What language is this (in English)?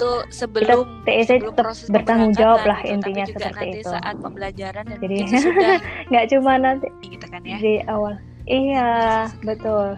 Indonesian